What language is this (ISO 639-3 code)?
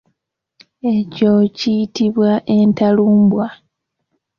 lug